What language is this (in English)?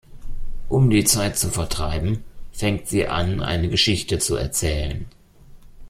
German